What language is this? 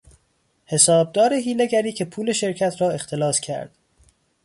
Persian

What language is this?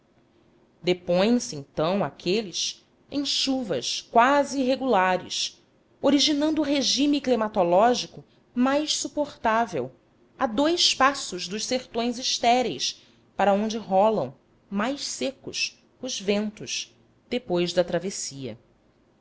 Portuguese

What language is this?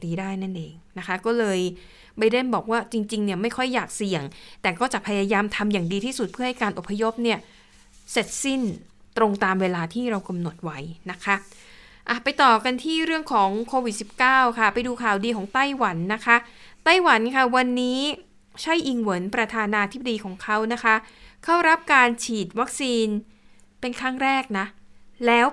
Thai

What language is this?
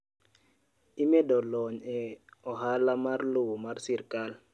Luo (Kenya and Tanzania)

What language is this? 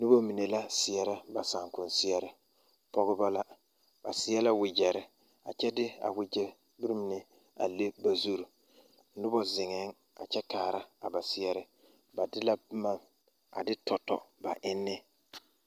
Southern Dagaare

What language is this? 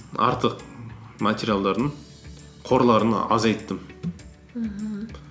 Kazakh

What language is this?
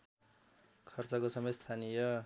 Nepali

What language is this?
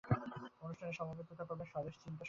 Bangla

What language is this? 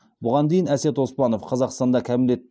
Kazakh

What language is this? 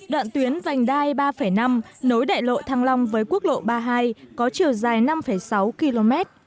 Vietnamese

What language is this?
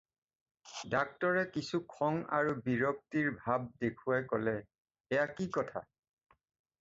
Assamese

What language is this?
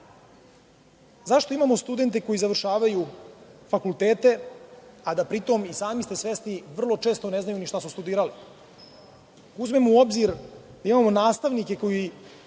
Serbian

